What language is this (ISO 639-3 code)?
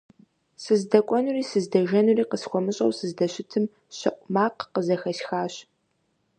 kbd